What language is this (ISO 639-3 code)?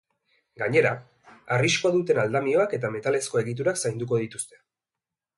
eus